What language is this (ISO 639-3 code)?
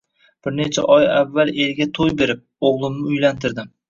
uzb